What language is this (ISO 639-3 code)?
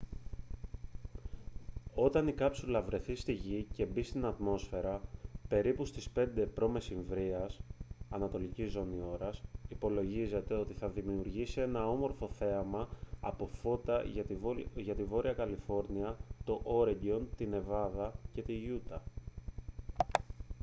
ell